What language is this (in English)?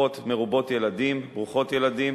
Hebrew